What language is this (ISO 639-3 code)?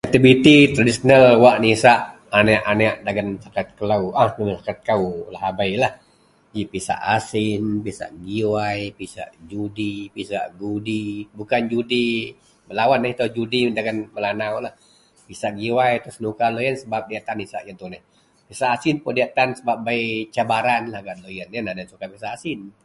mel